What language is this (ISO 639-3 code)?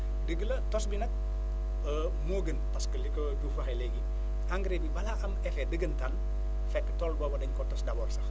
wol